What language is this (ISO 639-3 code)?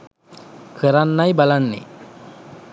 sin